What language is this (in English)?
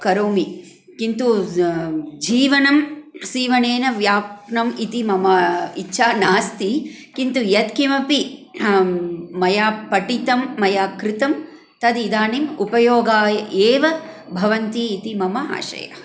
Sanskrit